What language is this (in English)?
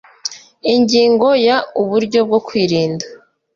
Kinyarwanda